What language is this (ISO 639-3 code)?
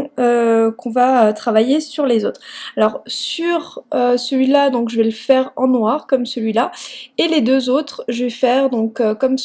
fra